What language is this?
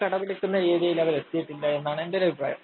Malayalam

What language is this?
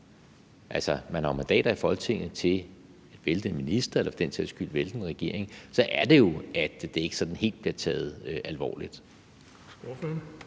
Danish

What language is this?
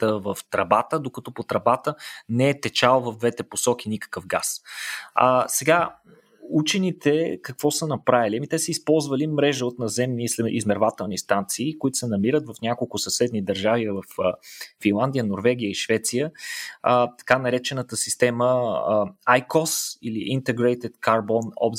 Bulgarian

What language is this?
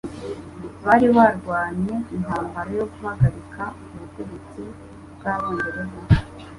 Kinyarwanda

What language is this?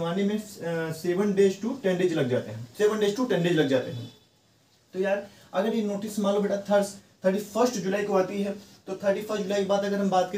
Hindi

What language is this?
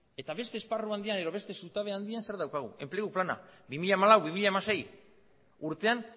Basque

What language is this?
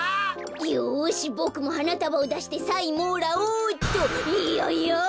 Japanese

